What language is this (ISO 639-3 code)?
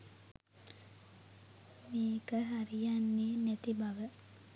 sin